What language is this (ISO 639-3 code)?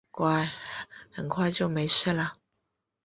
zho